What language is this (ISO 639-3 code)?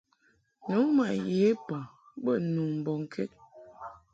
mhk